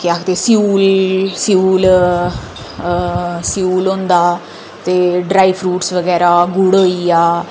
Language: Dogri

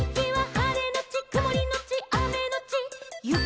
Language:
Japanese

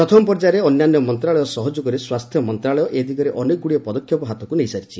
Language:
Odia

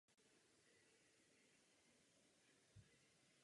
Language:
Czech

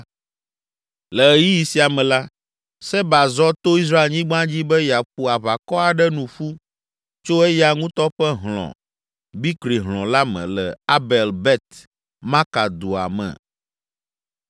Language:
Ewe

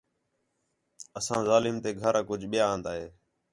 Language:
Khetrani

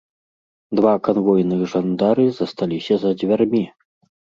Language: Belarusian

